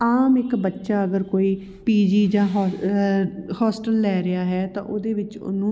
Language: Punjabi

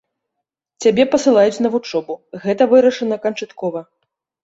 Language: Belarusian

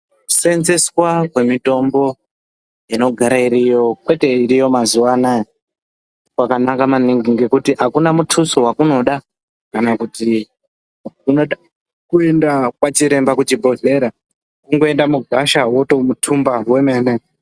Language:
Ndau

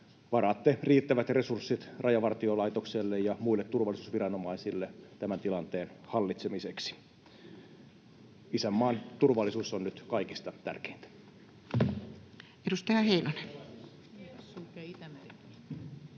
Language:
Finnish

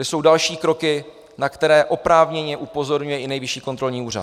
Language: Czech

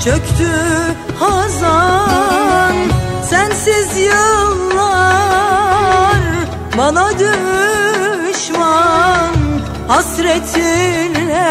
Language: Turkish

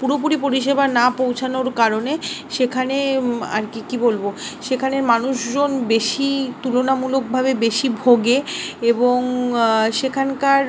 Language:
Bangla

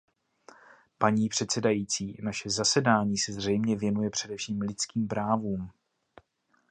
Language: Czech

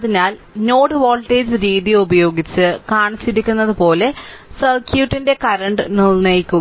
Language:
Malayalam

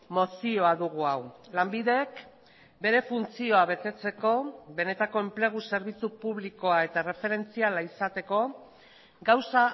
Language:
Basque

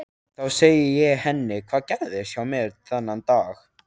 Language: Icelandic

